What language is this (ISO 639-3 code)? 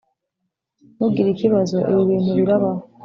kin